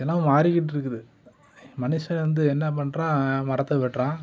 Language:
Tamil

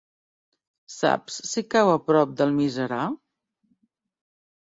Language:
Catalan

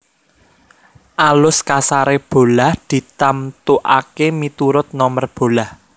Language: Javanese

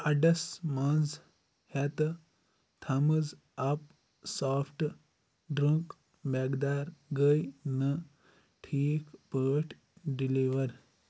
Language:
Kashmiri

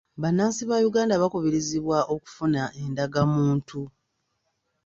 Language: Ganda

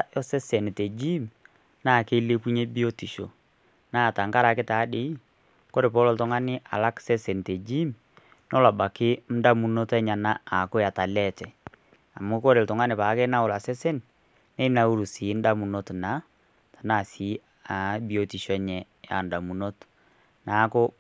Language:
Masai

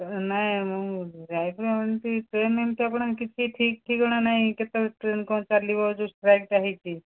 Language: Odia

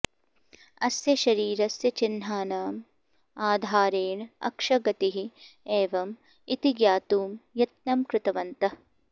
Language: Sanskrit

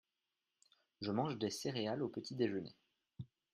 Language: French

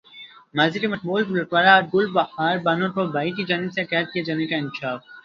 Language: Urdu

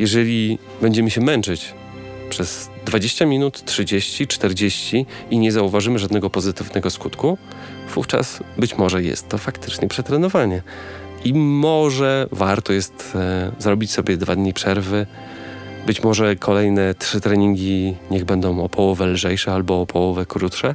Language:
Polish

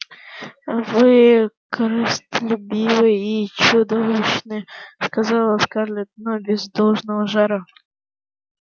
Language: Russian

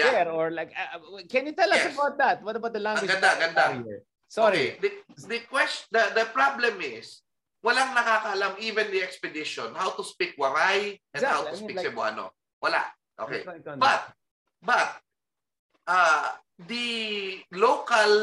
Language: Filipino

